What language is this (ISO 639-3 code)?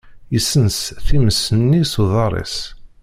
kab